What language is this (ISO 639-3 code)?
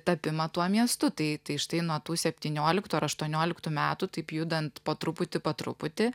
lit